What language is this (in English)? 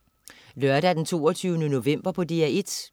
Danish